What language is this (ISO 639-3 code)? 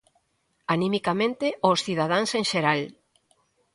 glg